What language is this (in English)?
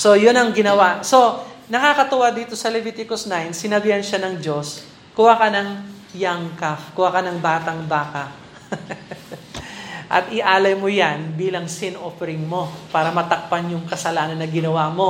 Filipino